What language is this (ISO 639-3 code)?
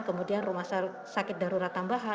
ind